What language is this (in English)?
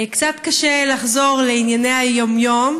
Hebrew